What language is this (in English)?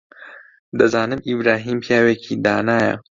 Central Kurdish